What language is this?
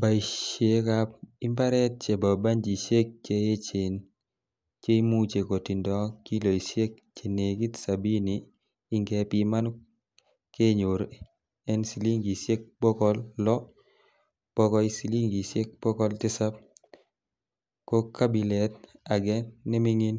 Kalenjin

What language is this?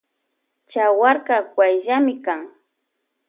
Loja Highland Quichua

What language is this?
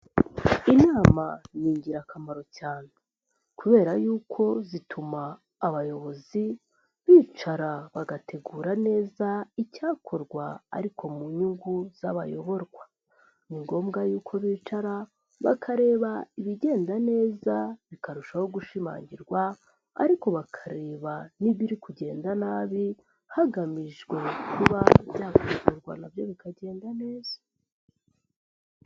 Kinyarwanda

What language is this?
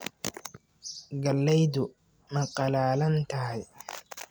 Somali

